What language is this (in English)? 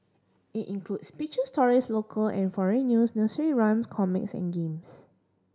English